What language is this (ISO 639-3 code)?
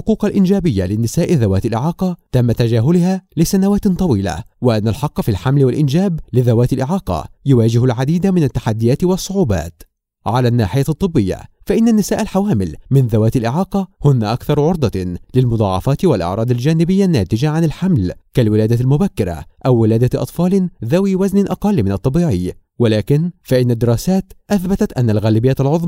ara